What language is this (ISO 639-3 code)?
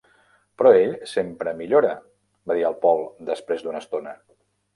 cat